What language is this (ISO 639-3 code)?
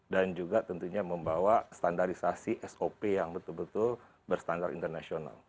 ind